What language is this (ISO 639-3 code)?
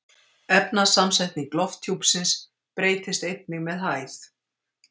isl